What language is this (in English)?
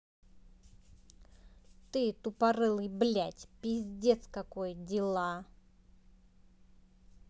Russian